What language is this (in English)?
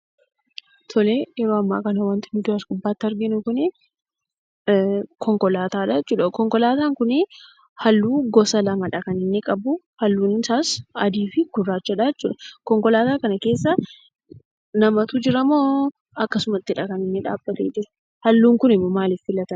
Oromo